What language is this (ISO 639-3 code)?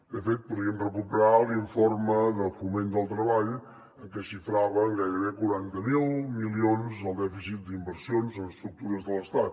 cat